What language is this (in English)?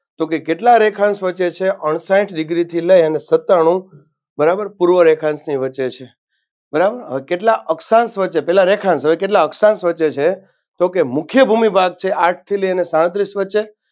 Gujarati